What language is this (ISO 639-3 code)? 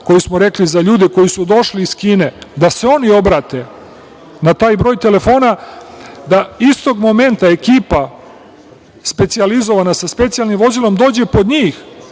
srp